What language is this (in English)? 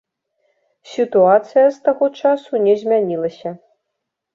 Belarusian